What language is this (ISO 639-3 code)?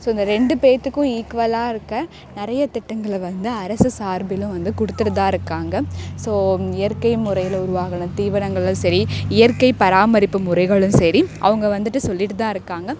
tam